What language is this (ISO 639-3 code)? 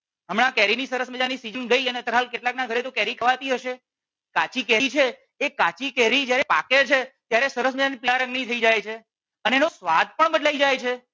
guj